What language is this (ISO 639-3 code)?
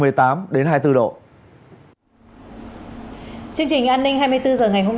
vie